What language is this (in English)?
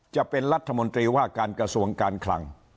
Thai